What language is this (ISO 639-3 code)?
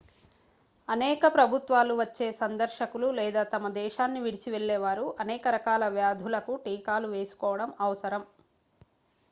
tel